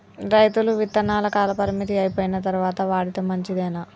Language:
Telugu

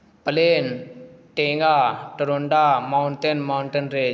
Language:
Urdu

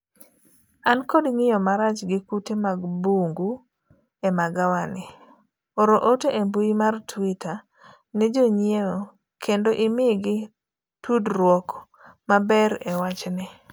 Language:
Luo (Kenya and Tanzania)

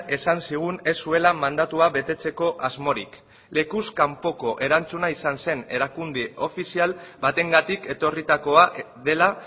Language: Basque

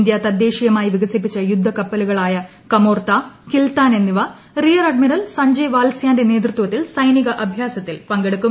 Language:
Malayalam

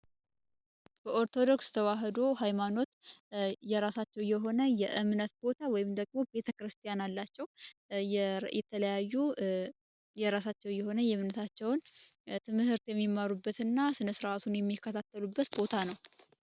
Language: Amharic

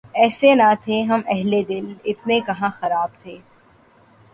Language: Urdu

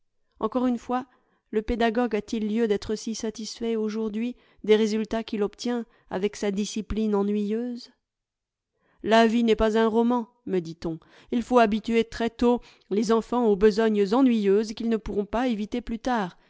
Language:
French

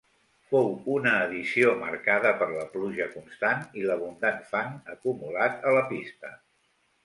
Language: Catalan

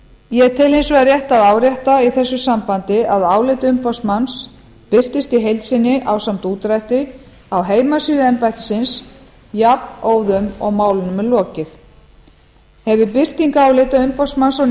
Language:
Icelandic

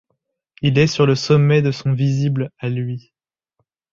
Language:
French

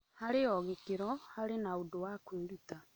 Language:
Kikuyu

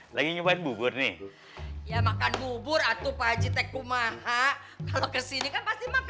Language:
Indonesian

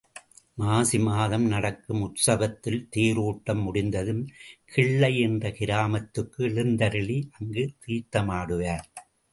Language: Tamil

